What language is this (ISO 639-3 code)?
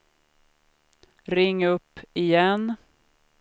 swe